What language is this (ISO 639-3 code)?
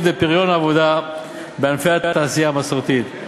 heb